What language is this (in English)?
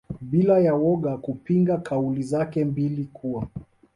Swahili